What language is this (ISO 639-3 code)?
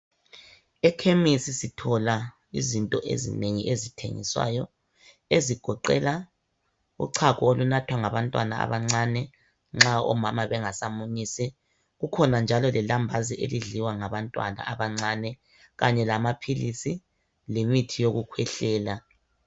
nde